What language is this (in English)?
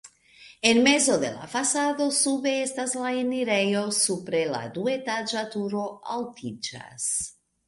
Esperanto